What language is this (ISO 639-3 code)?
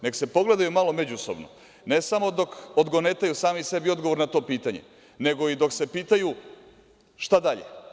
srp